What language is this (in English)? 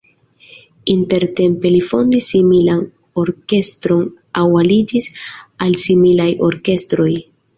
Esperanto